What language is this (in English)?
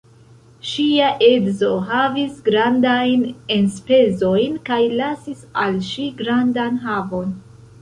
Esperanto